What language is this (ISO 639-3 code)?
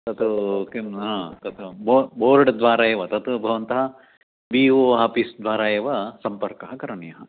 san